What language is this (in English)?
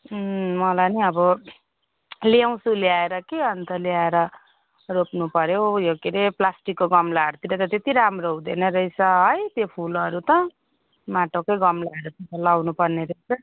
Nepali